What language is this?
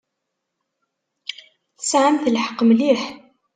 Kabyle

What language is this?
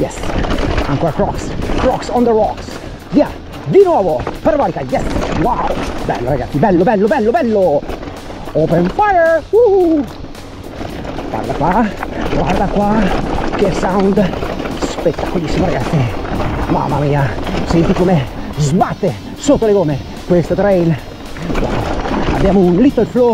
Italian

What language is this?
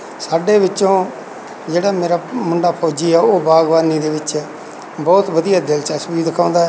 Punjabi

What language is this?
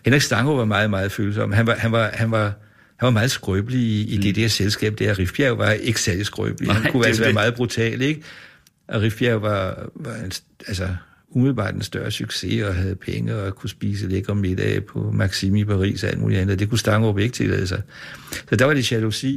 Danish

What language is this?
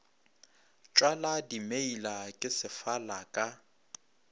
Northern Sotho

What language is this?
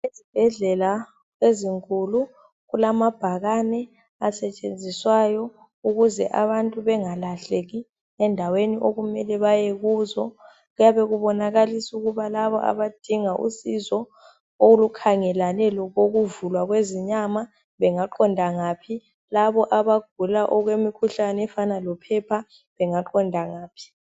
North Ndebele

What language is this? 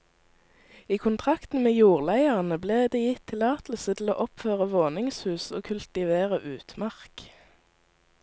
Norwegian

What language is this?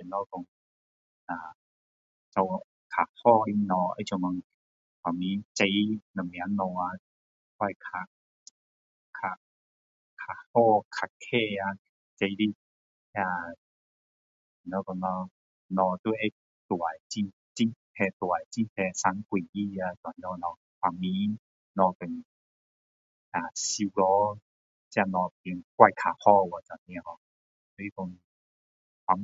Min Dong Chinese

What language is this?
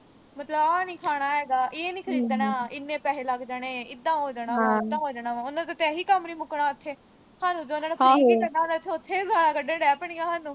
Punjabi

